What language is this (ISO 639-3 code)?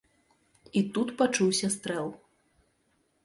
bel